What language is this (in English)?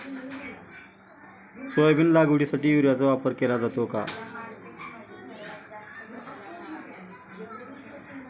Marathi